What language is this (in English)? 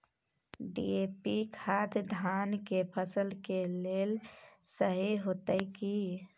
Maithili